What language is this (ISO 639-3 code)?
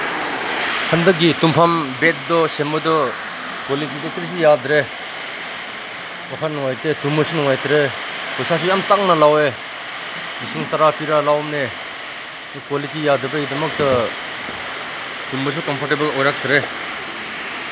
mni